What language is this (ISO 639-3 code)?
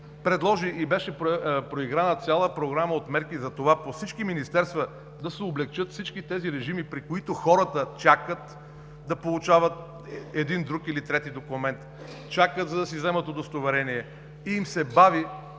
bul